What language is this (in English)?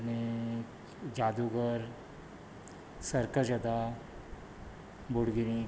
Konkani